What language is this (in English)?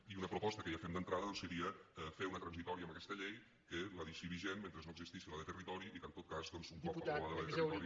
Catalan